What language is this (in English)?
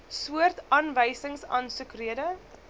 Afrikaans